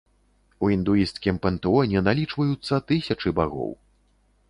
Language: Belarusian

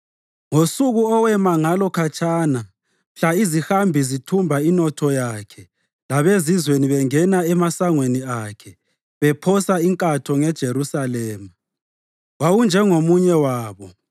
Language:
North Ndebele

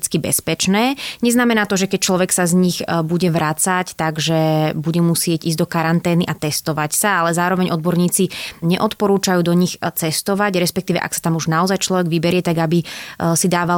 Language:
Slovak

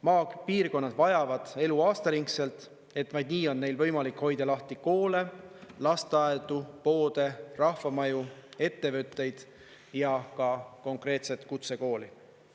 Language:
Estonian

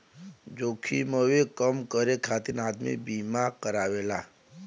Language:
Bhojpuri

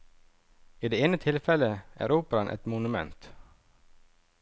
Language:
Norwegian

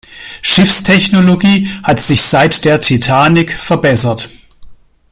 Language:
German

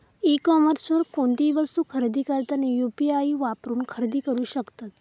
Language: Marathi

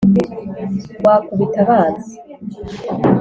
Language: Kinyarwanda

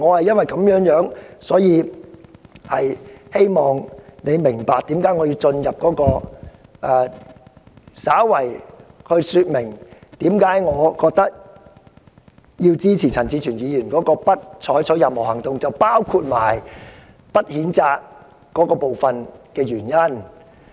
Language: Cantonese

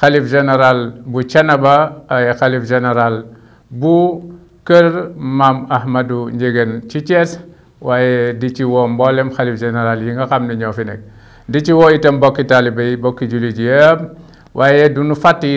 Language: Arabic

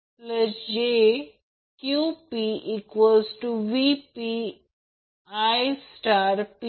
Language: Marathi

